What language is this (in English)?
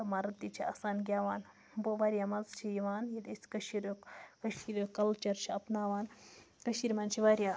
Kashmiri